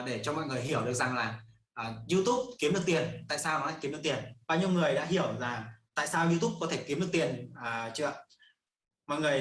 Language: Vietnamese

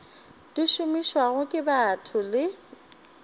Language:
Northern Sotho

